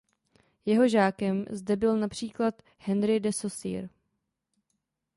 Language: Czech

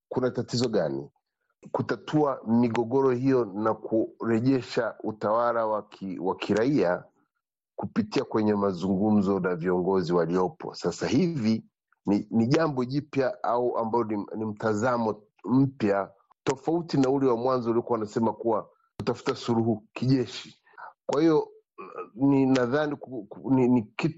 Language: Swahili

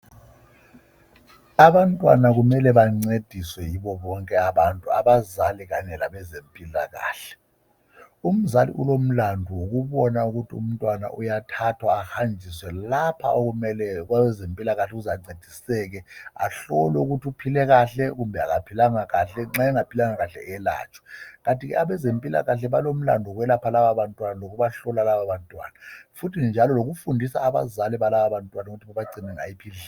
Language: North Ndebele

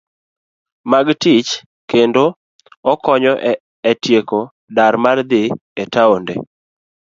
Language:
Luo (Kenya and Tanzania)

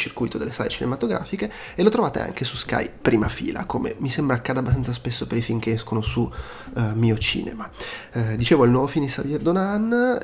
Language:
Italian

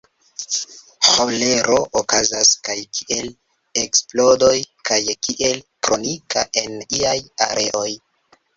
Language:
Esperanto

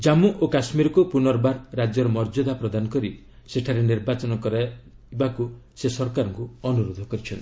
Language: Odia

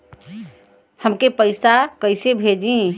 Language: Bhojpuri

